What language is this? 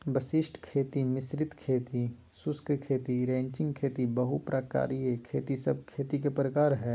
Magahi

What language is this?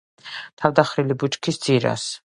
Georgian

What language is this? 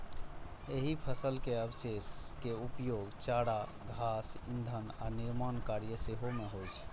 Maithili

